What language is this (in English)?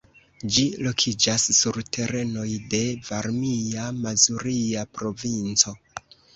Esperanto